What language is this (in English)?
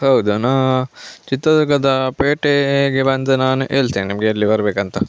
Kannada